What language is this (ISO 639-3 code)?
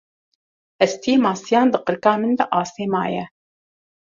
kur